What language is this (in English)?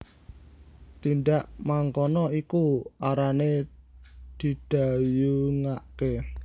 Javanese